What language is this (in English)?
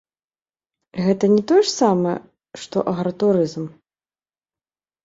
Belarusian